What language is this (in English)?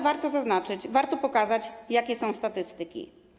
Polish